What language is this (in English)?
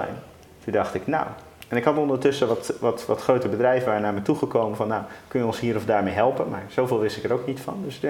Dutch